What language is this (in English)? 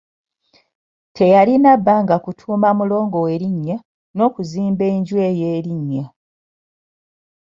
Ganda